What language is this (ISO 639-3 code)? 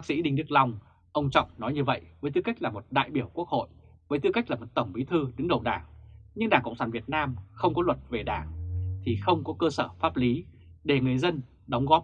vie